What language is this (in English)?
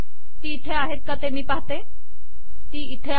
Marathi